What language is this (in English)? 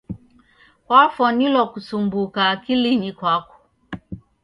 Taita